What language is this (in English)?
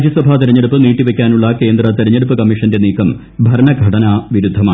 Malayalam